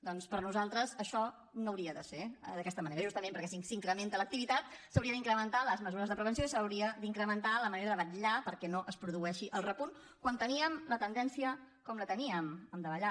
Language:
Catalan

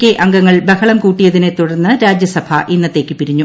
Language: Malayalam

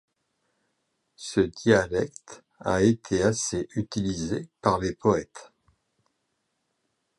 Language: French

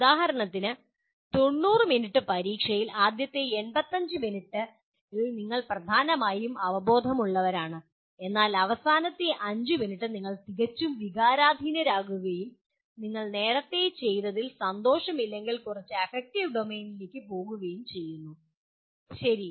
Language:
Malayalam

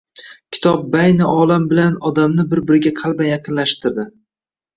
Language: Uzbek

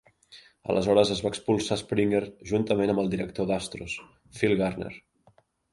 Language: Catalan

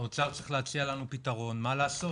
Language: Hebrew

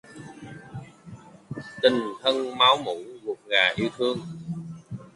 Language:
Vietnamese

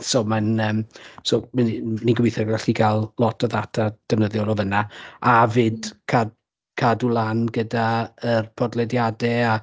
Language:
Welsh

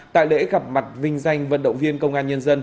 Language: Vietnamese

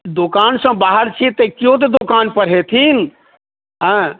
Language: Maithili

